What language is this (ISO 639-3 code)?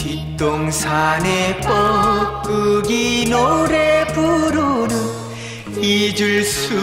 kor